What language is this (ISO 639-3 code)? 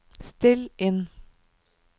nor